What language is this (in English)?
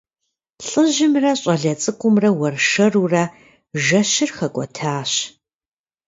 Kabardian